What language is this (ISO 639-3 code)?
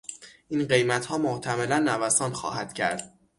fas